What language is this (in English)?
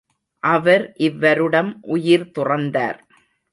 Tamil